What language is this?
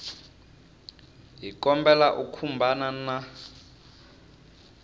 Tsonga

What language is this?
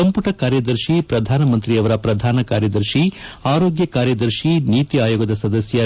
Kannada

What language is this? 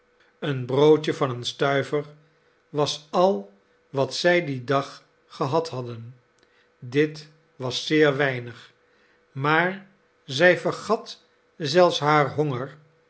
Dutch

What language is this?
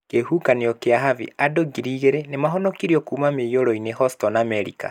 Kikuyu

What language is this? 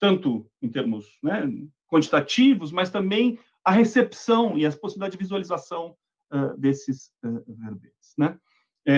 Portuguese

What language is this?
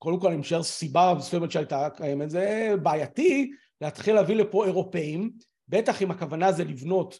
Hebrew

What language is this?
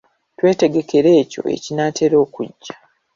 Ganda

